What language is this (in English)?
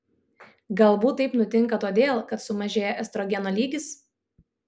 Lithuanian